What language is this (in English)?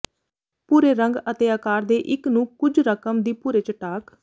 Punjabi